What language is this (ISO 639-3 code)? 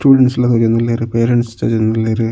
tcy